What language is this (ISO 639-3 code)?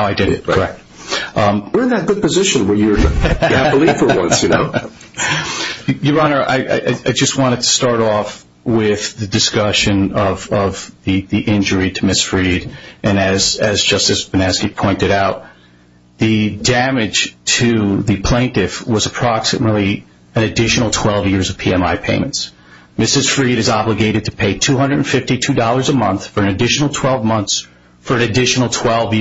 eng